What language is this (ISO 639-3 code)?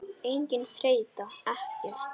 isl